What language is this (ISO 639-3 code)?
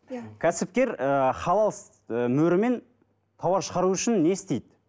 kaz